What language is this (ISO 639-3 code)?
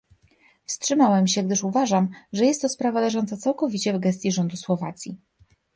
pol